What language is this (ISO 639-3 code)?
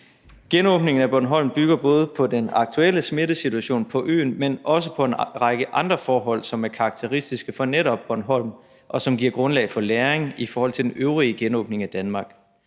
dan